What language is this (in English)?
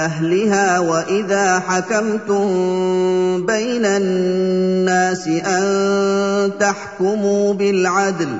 Arabic